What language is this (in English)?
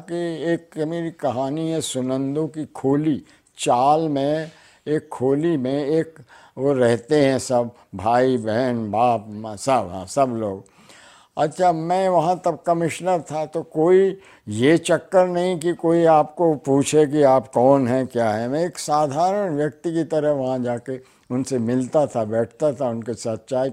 Hindi